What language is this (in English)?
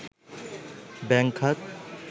Bangla